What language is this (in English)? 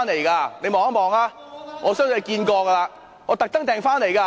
Cantonese